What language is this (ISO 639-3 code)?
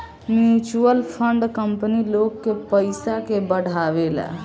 bho